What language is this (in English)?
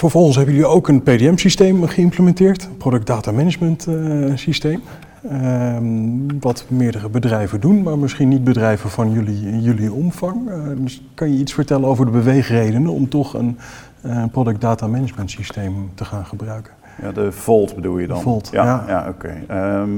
Dutch